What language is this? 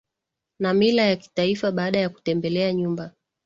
Swahili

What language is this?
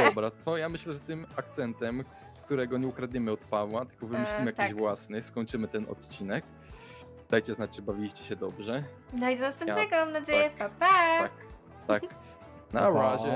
Polish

